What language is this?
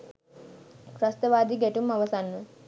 Sinhala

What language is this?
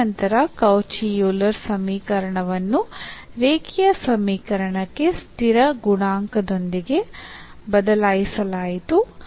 Kannada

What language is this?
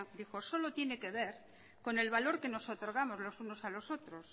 Spanish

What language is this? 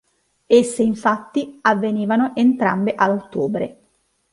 Italian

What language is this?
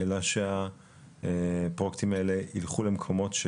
Hebrew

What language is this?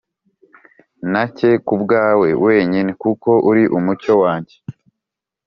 Kinyarwanda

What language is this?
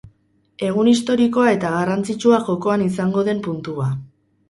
Basque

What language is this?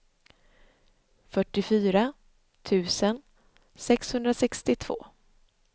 Swedish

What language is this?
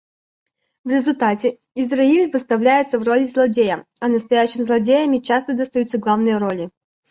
Russian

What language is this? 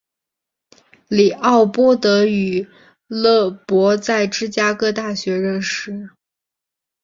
Chinese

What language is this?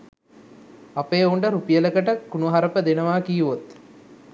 Sinhala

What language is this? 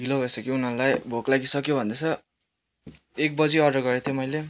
Nepali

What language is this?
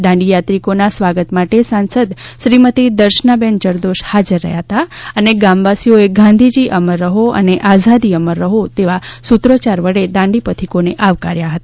Gujarati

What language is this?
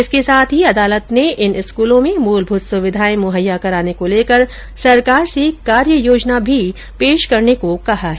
Hindi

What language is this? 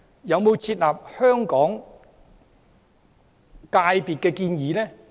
Cantonese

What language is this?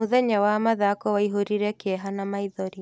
Kikuyu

